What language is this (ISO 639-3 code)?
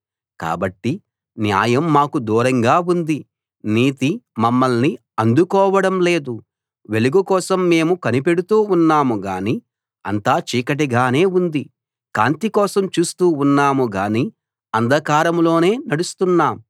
tel